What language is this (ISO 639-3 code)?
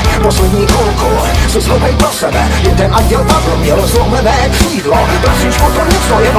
ces